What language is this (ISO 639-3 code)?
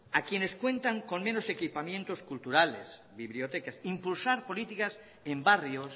spa